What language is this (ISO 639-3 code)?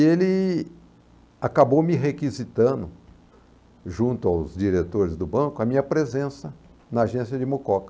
por